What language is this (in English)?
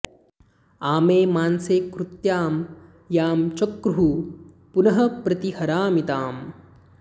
Sanskrit